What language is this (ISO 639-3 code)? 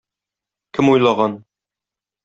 tat